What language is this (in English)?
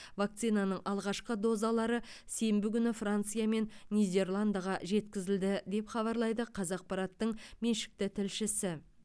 Kazakh